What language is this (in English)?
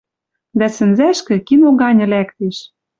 Western Mari